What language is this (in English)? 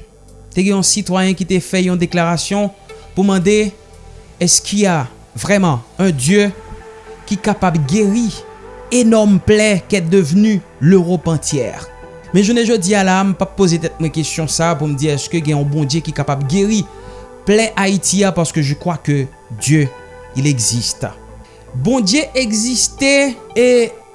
French